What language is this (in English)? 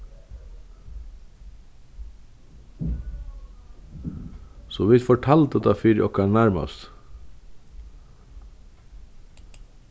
Faroese